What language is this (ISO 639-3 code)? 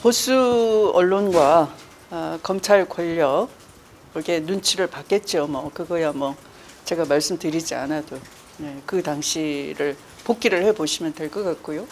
kor